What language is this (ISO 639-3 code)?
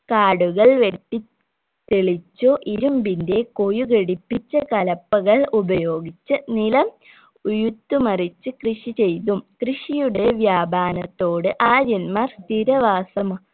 mal